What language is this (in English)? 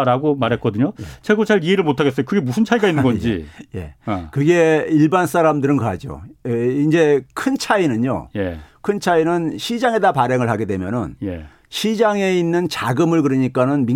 Korean